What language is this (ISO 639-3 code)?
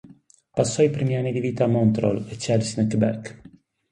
ita